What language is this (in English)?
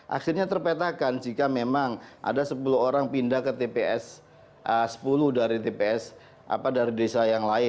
Indonesian